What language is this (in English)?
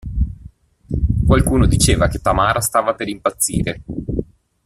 Italian